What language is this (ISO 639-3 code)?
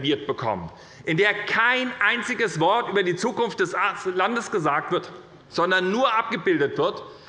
deu